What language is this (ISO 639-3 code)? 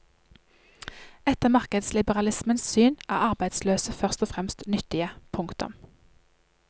nor